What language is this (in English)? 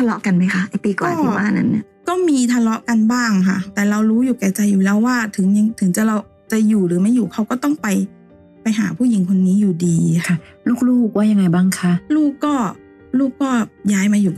Thai